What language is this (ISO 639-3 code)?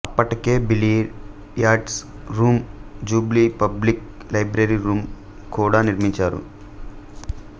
tel